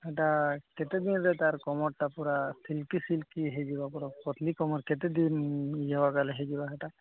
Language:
Odia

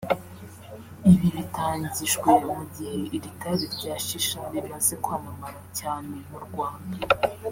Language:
Kinyarwanda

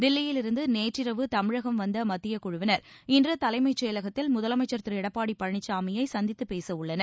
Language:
Tamil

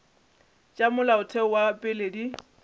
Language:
Northern Sotho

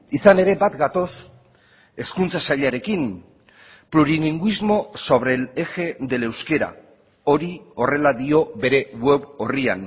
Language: Basque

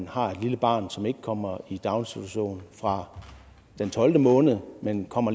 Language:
Danish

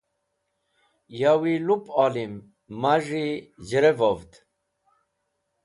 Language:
Wakhi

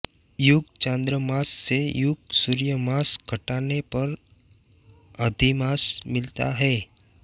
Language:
Hindi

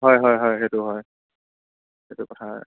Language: Assamese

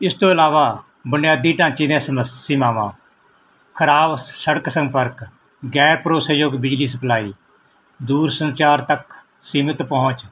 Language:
Punjabi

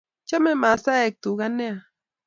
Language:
Kalenjin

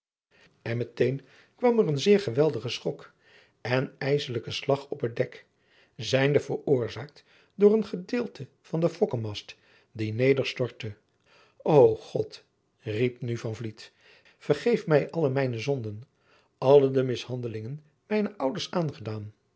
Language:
Dutch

